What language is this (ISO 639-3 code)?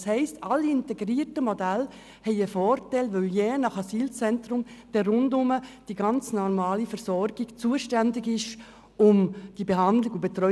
gsw